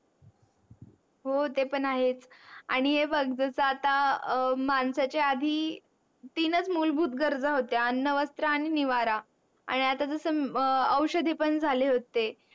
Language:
Marathi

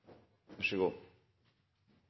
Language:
Norwegian Nynorsk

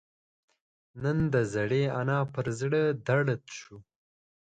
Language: Pashto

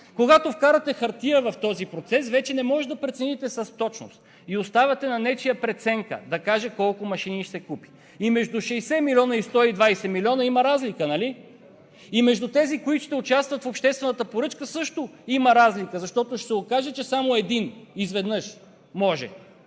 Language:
Bulgarian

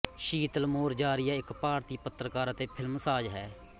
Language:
Punjabi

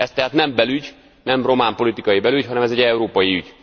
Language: Hungarian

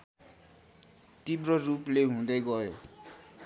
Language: Nepali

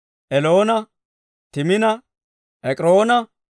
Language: Dawro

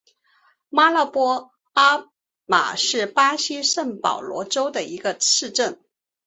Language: Chinese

